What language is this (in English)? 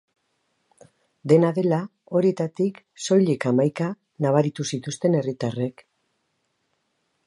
Basque